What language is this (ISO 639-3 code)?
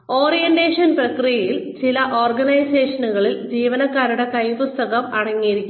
mal